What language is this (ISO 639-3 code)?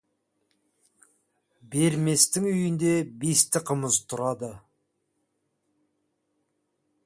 kaz